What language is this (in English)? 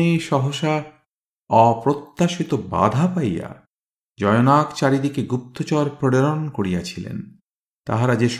Bangla